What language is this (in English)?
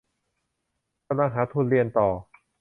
Thai